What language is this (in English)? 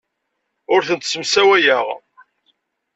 Kabyle